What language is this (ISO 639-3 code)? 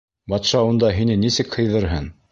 bak